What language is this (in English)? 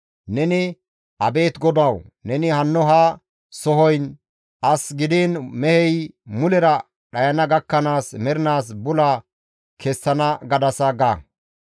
Gamo